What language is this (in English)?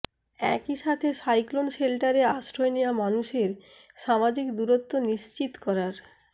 Bangla